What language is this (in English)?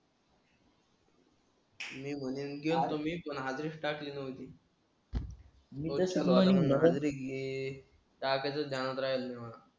Marathi